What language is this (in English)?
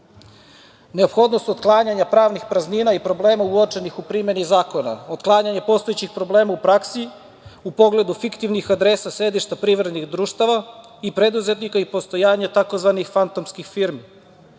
Serbian